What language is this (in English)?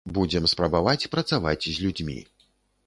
Belarusian